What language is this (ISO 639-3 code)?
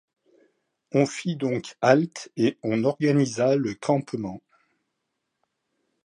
fra